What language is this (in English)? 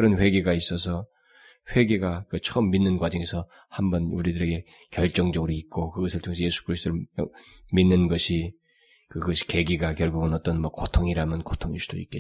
Korean